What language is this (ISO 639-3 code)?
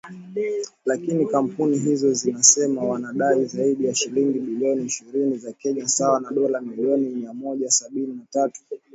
swa